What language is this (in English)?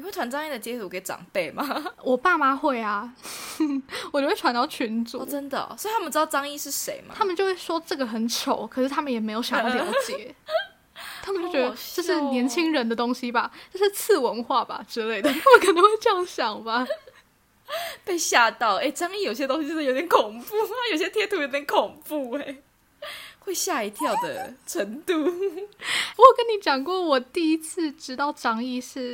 Chinese